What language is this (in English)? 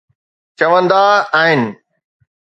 Sindhi